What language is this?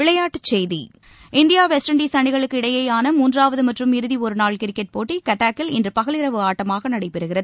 Tamil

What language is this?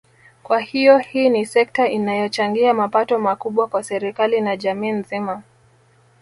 Swahili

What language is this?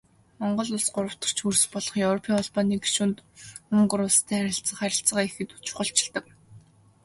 Mongolian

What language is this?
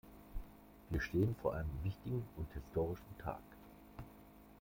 German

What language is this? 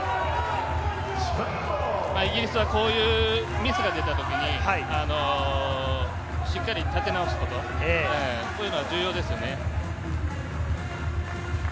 Japanese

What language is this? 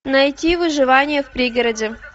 Russian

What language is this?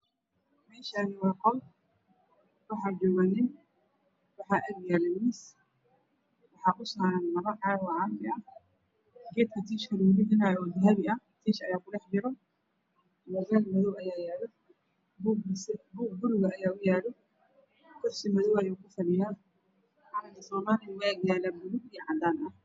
Somali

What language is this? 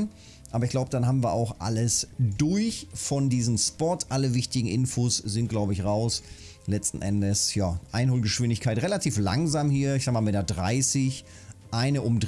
German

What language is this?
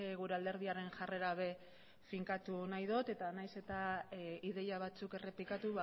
Basque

